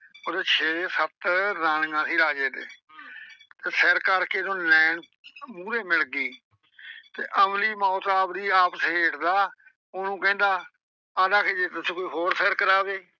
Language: Punjabi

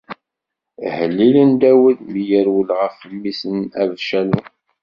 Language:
Kabyle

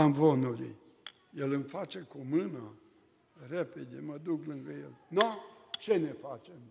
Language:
Romanian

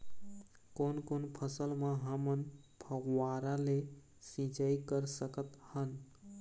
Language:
Chhattisgarhi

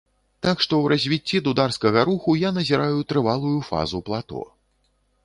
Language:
Belarusian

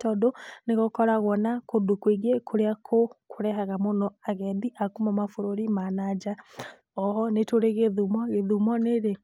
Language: Kikuyu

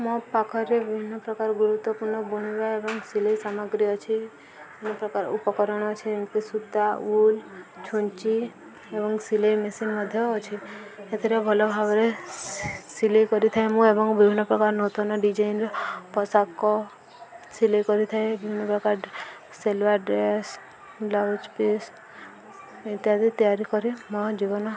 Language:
Odia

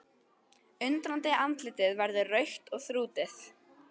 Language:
Icelandic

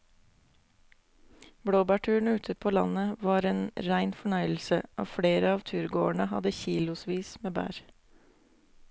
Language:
Norwegian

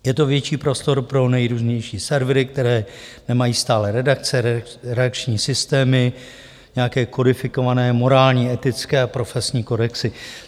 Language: Czech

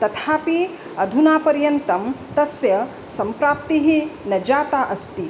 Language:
Sanskrit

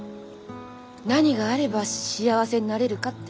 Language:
Japanese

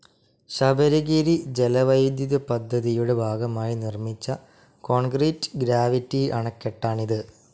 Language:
Malayalam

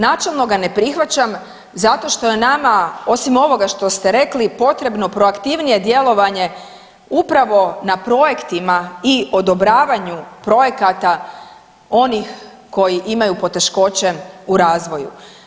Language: Croatian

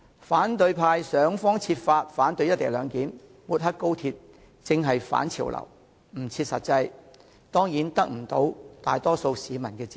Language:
Cantonese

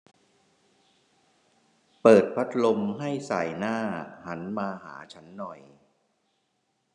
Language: Thai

